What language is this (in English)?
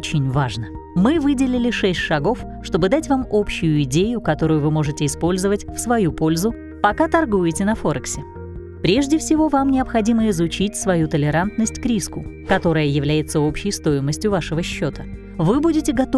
Russian